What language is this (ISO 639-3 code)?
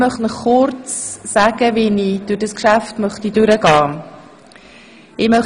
gsw